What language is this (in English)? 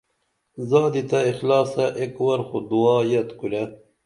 Dameli